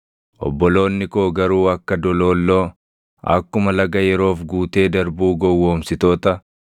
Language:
Oromo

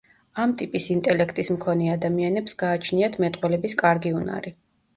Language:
Georgian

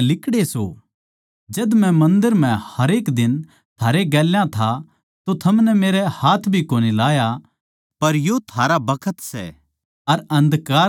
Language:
Haryanvi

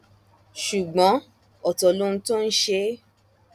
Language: Yoruba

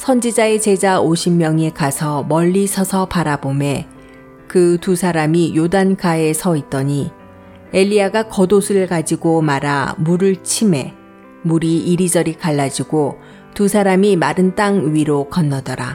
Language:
Korean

